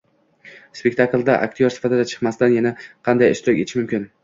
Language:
Uzbek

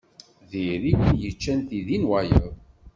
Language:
Kabyle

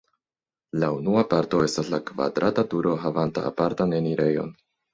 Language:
Esperanto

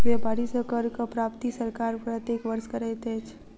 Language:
Maithili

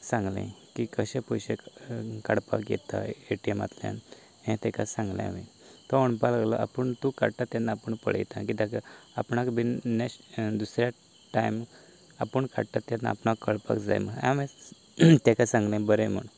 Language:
Konkani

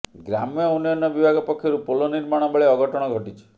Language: Odia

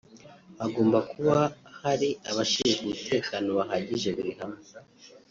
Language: Kinyarwanda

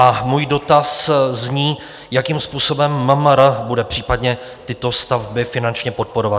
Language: Czech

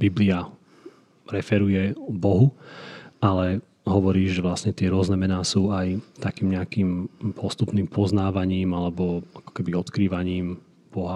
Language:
Slovak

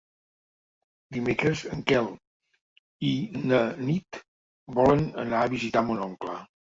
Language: Catalan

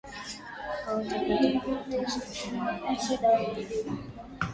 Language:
Swahili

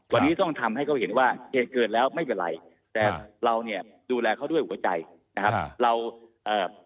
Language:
Thai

